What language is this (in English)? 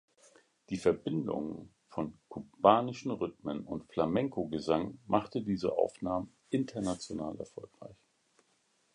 German